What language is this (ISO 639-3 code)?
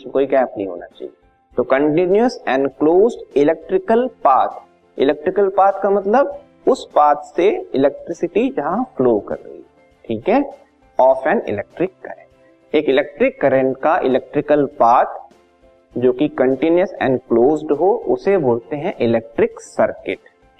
hin